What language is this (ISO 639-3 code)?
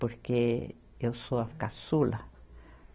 por